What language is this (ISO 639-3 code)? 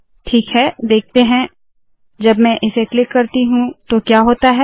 hin